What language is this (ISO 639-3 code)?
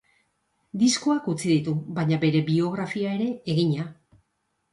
eus